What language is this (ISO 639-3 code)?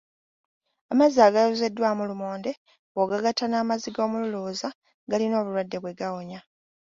lug